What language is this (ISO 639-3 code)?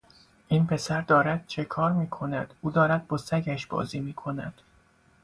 fas